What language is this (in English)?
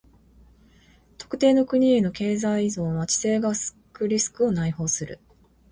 Japanese